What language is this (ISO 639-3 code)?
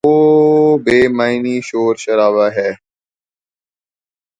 urd